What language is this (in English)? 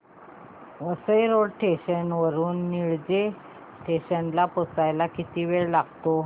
Marathi